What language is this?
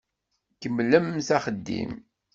Kabyle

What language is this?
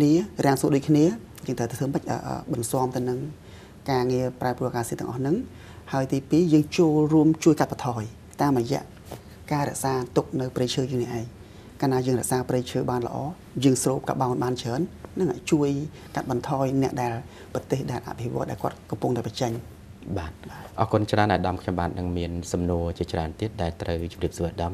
Thai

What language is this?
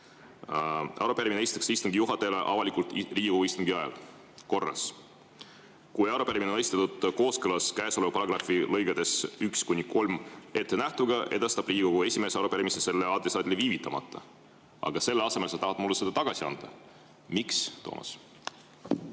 Estonian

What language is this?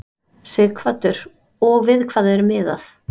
Icelandic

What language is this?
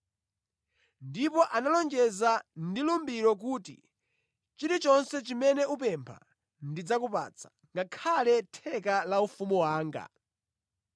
Nyanja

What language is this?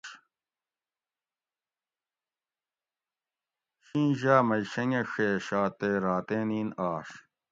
Gawri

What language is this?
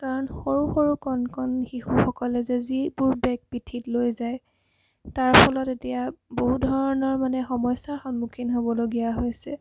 Assamese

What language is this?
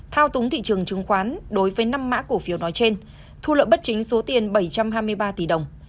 Vietnamese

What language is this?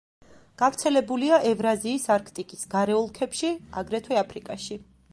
Georgian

